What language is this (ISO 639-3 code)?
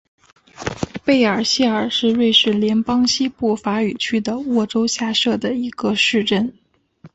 zho